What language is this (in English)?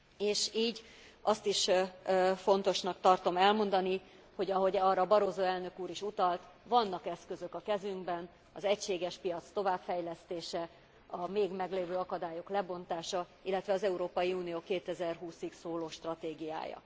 Hungarian